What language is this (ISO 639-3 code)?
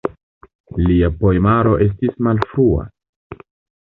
epo